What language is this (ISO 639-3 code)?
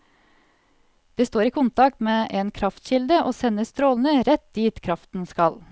nor